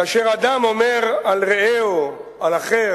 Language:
Hebrew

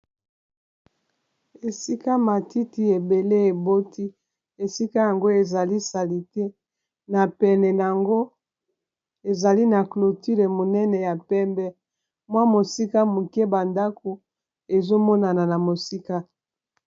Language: Lingala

